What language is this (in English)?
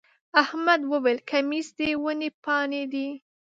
Pashto